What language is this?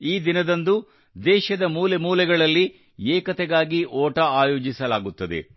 Kannada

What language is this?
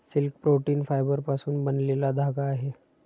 Marathi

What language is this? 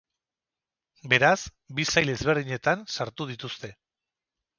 Basque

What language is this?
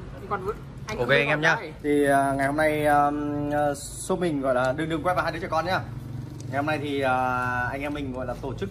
Vietnamese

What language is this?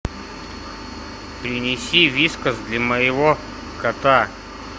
Russian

